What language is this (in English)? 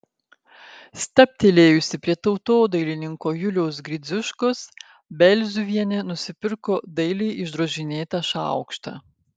Lithuanian